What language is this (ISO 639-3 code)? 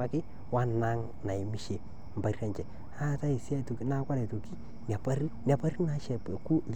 mas